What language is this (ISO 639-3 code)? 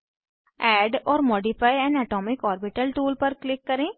hin